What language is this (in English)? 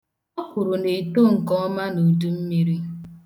Igbo